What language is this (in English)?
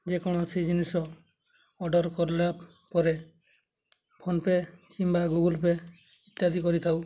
Odia